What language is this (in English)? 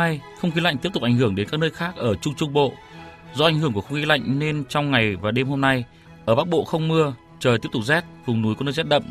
Vietnamese